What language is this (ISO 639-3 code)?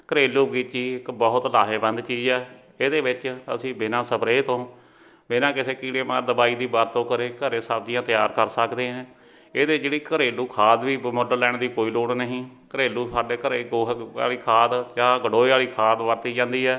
pan